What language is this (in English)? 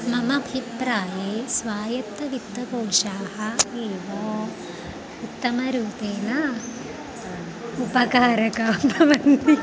Sanskrit